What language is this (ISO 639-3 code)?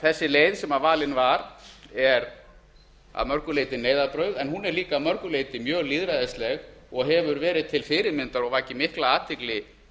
isl